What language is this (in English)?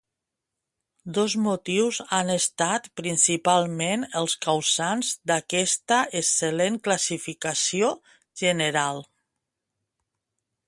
Catalan